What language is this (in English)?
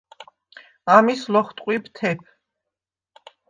Svan